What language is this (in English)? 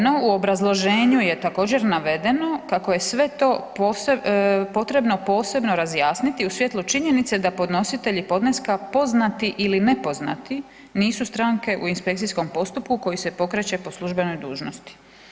Croatian